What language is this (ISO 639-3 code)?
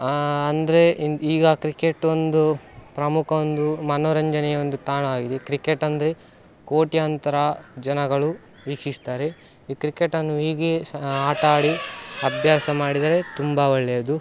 kan